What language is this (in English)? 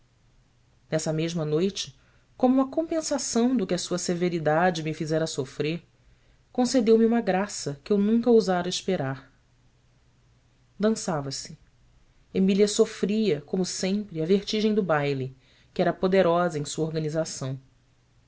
Portuguese